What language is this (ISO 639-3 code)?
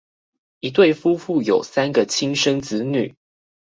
zho